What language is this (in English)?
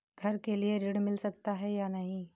Hindi